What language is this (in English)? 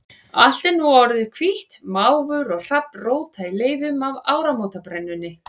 Icelandic